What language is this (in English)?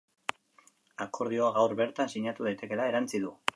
Basque